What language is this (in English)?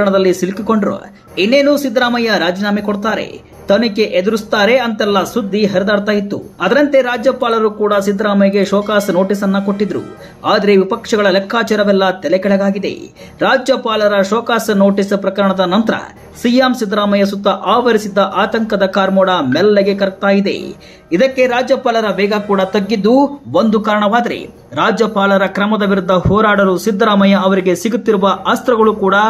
Kannada